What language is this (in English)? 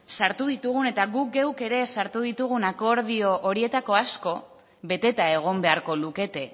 Basque